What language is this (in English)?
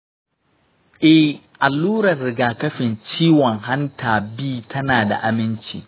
Hausa